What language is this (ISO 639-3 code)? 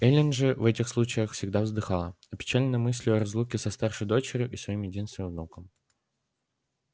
rus